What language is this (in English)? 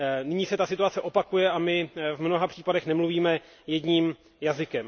Czech